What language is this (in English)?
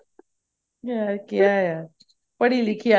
Punjabi